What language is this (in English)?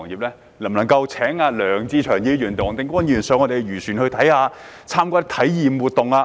Cantonese